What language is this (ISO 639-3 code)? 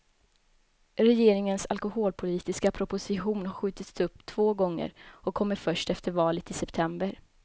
swe